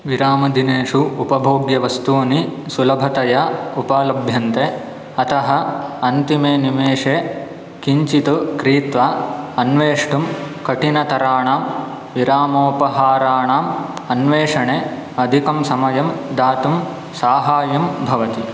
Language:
Sanskrit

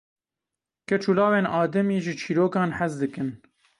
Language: Kurdish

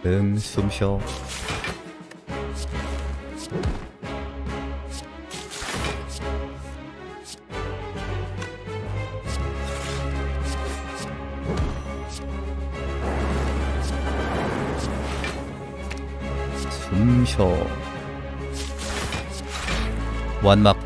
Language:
Korean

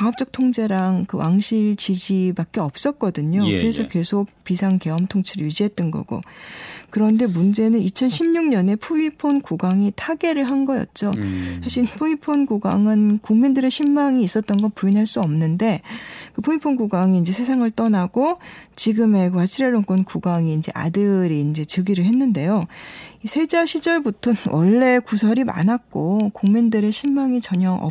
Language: Korean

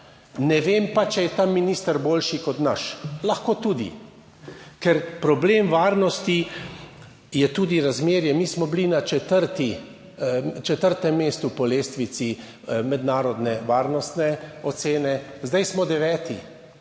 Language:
Slovenian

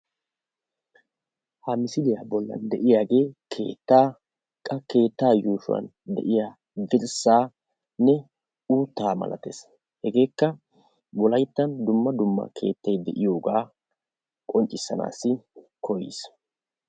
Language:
Wolaytta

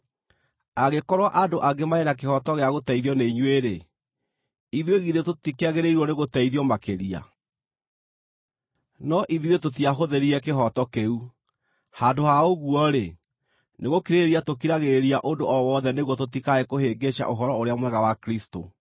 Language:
Kikuyu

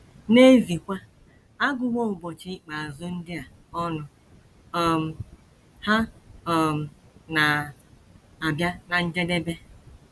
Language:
Igbo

